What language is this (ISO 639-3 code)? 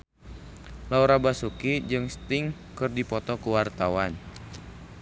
sun